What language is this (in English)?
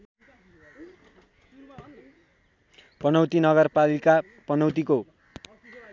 Nepali